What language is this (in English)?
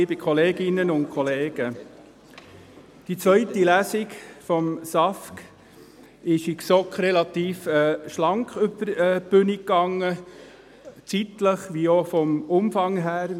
Swiss German